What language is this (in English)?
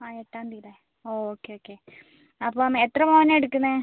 Malayalam